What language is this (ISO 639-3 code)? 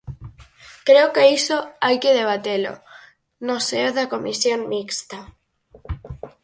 glg